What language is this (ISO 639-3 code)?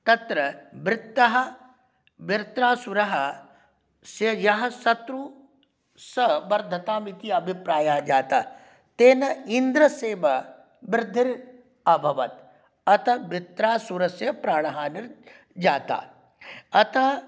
san